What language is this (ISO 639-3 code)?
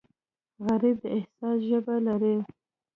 pus